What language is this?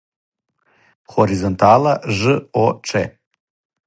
Serbian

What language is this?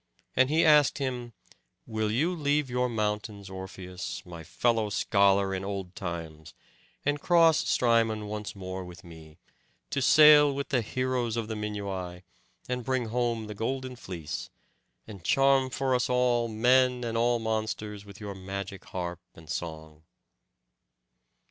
English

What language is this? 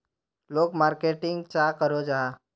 Magahi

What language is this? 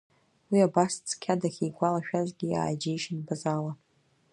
Abkhazian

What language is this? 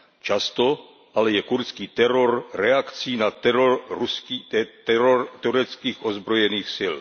Czech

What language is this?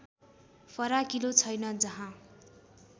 Nepali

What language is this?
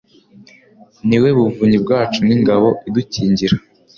Kinyarwanda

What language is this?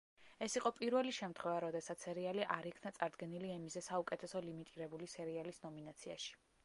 Georgian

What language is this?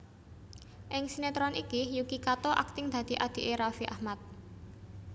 Javanese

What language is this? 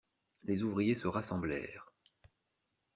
French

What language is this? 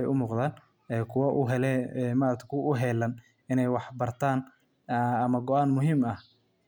Somali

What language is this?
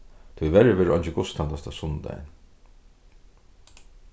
Faroese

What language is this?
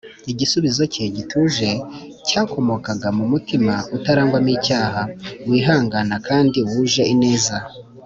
Kinyarwanda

